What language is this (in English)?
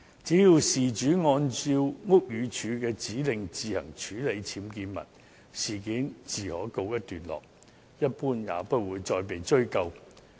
Cantonese